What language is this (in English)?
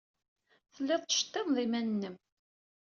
Kabyle